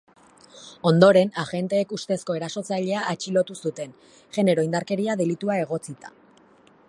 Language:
Basque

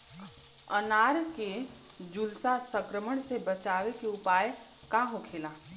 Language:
Bhojpuri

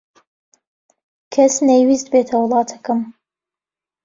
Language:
Central Kurdish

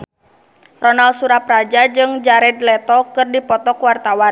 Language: Sundanese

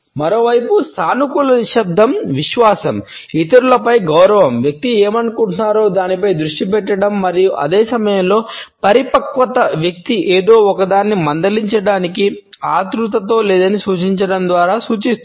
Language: Telugu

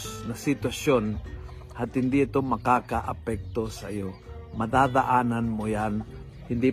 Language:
Filipino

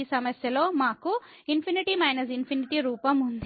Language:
Telugu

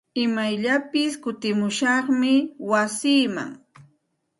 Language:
Santa Ana de Tusi Pasco Quechua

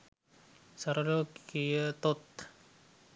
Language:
Sinhala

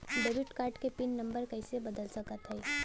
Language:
Bhojpuri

